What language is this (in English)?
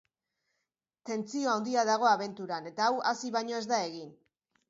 Basque